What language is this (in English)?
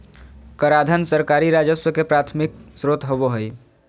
Magahi